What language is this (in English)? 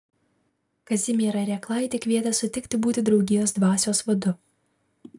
Lithuanian